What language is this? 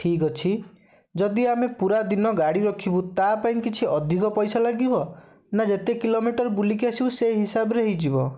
Odia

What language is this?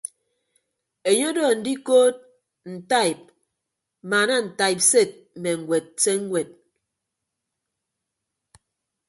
Ibibio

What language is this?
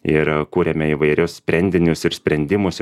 Lithuanian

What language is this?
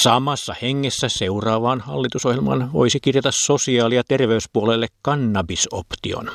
Finnish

